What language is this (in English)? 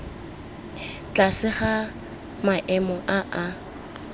Tswana